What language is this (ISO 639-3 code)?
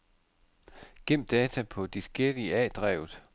dan